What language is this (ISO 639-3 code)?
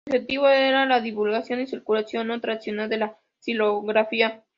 spa